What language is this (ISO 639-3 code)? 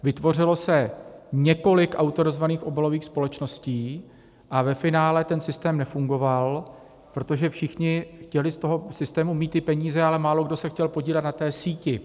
ces